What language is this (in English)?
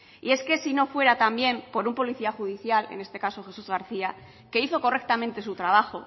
Spanish